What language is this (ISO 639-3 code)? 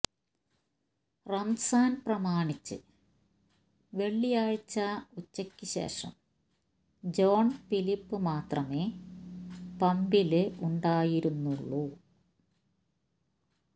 mal